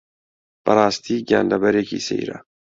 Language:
Central Kurdish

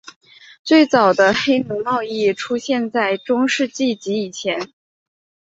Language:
Chinese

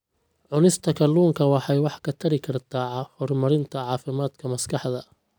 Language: Somali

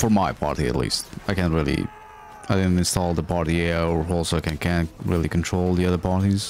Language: English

